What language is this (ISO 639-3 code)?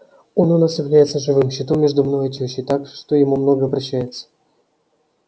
rus